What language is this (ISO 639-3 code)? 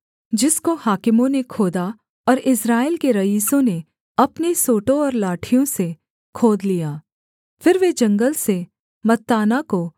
hin